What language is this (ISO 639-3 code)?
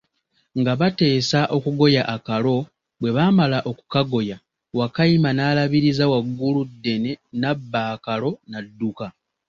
lug